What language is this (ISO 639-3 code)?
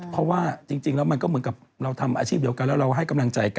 tha